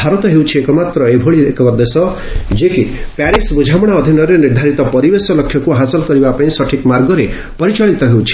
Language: Odia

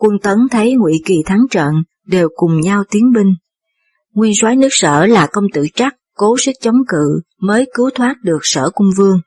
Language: Vietnamese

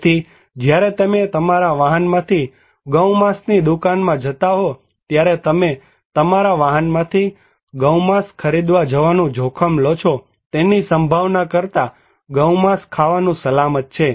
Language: Gujarati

